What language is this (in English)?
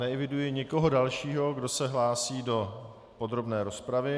Czech